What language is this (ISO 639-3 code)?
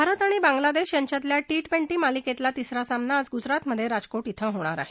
mar